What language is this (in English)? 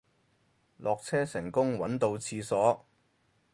Cantonese